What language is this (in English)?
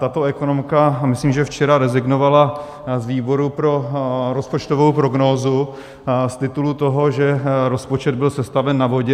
Czech